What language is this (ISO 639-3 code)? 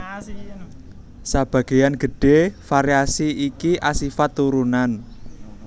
jav